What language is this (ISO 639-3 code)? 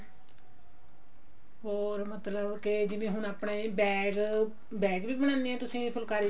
pan